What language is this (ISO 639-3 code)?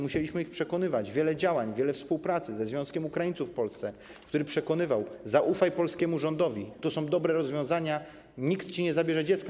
pol